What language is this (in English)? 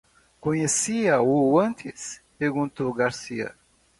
Portuguese